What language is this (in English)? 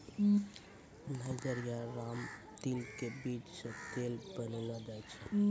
Maithili